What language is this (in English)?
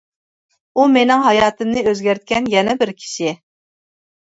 Uyghur